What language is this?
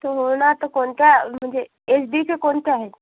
Marathi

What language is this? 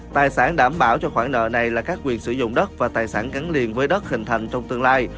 Vietnamese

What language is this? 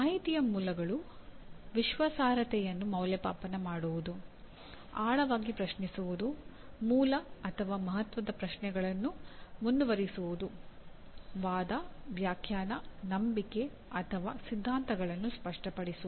Kannada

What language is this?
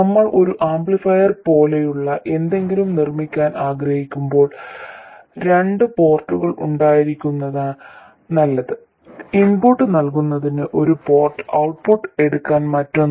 Malayalam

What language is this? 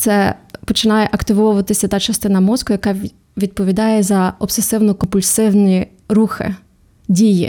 Ukrainian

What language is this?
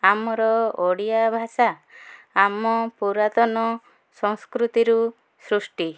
Odia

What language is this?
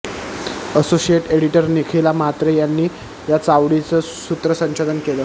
Marathi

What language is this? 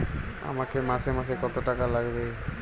Bangla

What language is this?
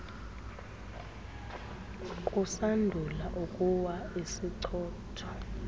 Xhosa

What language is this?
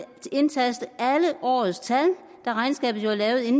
Danish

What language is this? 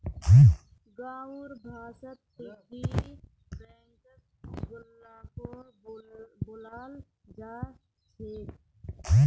Magahi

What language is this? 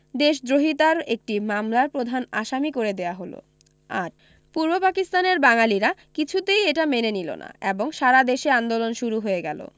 Bangla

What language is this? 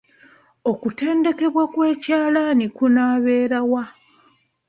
Ganda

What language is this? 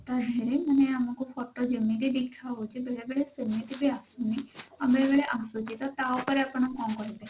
Odia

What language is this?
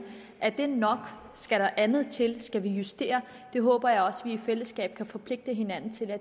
Danish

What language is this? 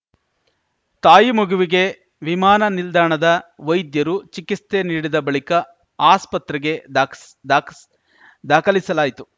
Kannada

